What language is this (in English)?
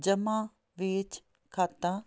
Punjabi